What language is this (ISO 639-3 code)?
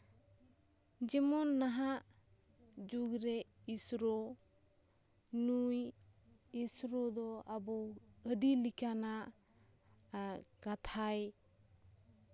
sat